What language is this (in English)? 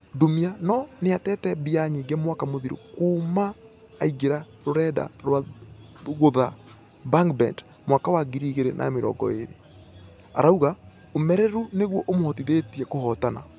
Kikuyu